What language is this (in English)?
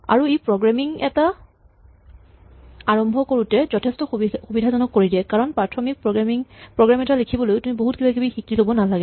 Assamese